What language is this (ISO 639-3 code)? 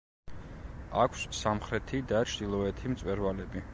kat